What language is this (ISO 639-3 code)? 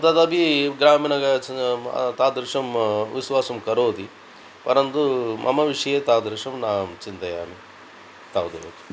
san